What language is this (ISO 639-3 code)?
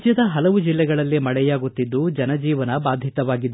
kan